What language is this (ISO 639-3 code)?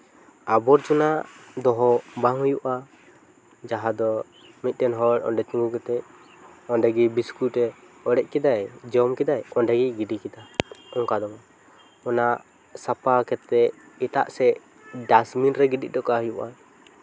sat